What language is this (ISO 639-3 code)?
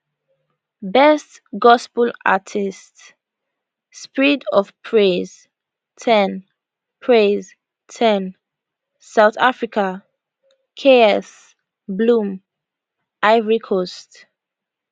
pcm